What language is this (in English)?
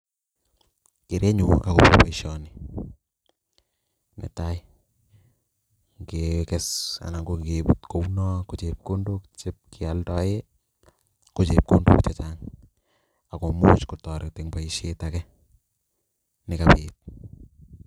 Kalenjin